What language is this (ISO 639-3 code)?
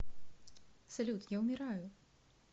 rus